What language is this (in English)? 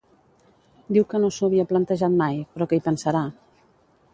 Catalan